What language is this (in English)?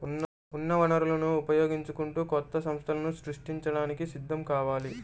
Telugu